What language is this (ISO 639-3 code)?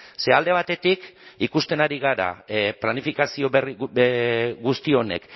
eus